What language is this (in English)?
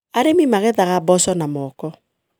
Kikuyu